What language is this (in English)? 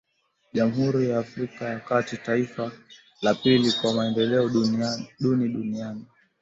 Swahili